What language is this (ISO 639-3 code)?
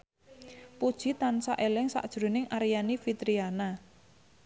jav